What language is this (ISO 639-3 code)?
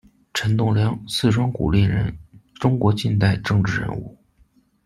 zho